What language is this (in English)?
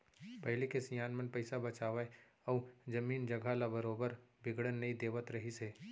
Chhattisgarhi